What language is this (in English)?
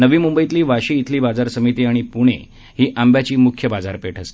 Marathi